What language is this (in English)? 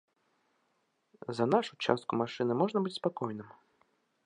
Belarusian